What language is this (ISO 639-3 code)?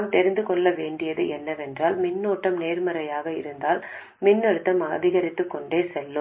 tam